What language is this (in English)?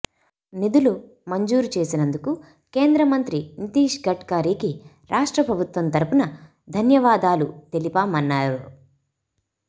Telugu